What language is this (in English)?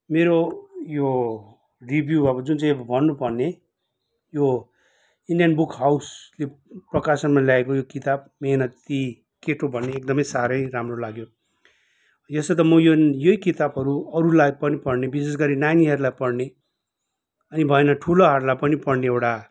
Nepali